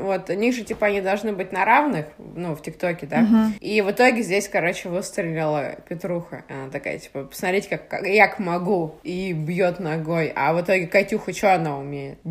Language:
Russian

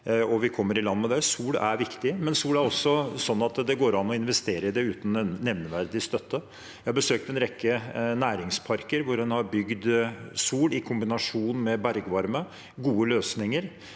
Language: Norwegian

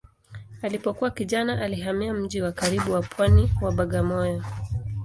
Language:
Swahili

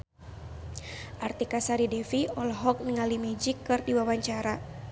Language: Sundanese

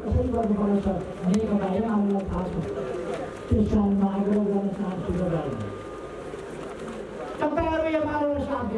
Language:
Nepali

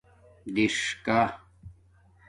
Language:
Domaaki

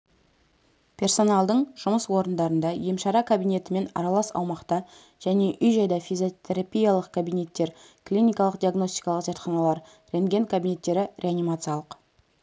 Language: Kazakh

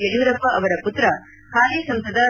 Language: Kannada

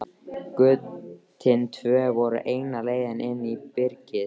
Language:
Icelandic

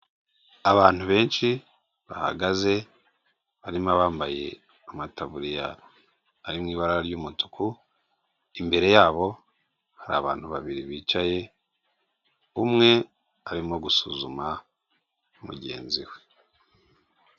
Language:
Kinyarwanda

